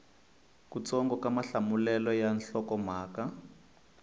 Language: Tsonga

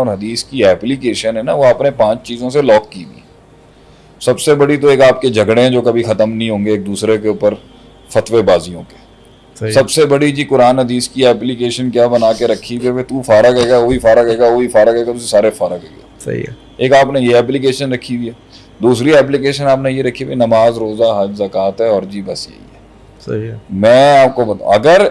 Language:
Urdu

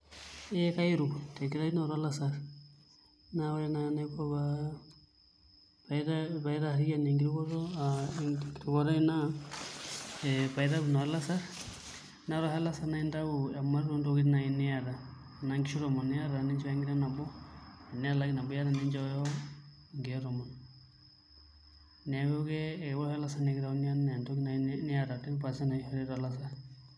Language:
Masai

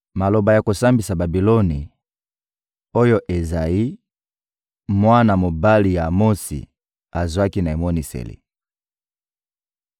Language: Lingala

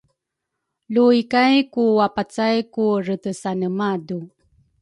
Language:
Rukai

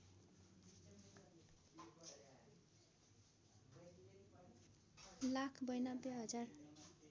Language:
Nepali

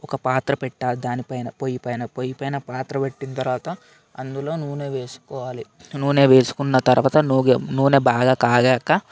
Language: Telugu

